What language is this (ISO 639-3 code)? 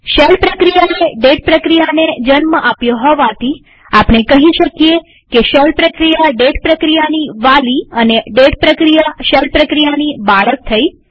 guj